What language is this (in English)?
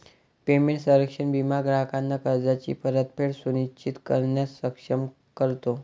Marathi